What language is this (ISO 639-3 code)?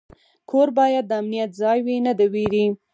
pus